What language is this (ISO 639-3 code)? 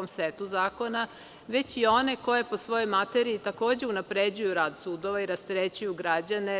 srp